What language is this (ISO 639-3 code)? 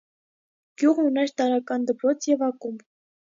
hye